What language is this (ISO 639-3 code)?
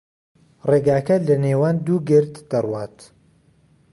ckb